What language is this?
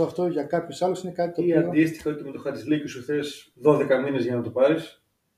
Greek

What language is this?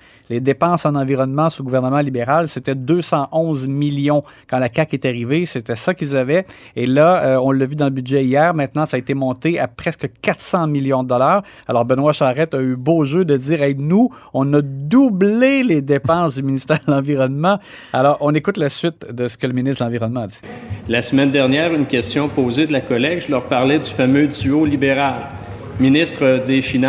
French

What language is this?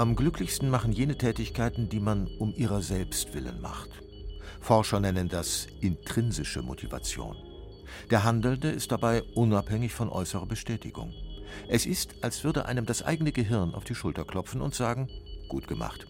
German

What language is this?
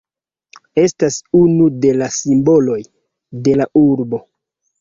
Esperanto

